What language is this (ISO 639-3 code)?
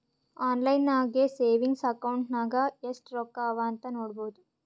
kan